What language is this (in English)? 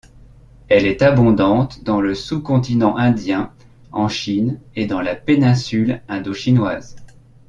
French